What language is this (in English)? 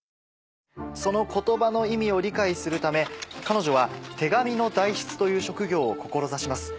Japanese